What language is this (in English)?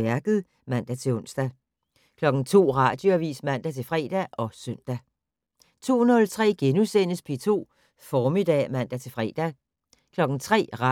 Danish